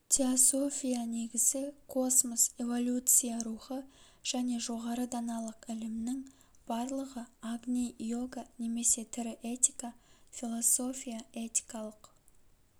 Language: Kazakh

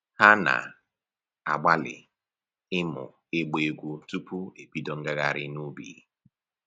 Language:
Igbo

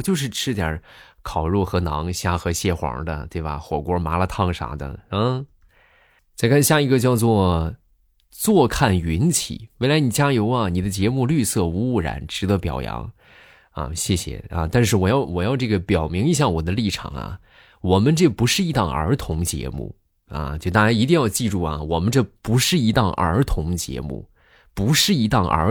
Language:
Chinese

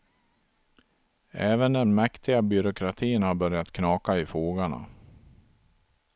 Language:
Swedish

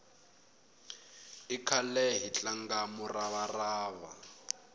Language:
Tsonga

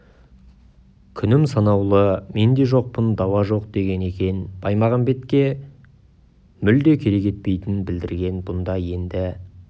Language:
Kazakh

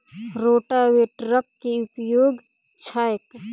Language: Maithili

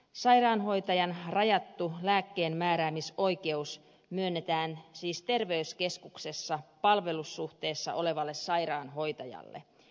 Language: Finnish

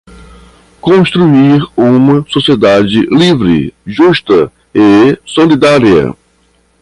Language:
Portuguese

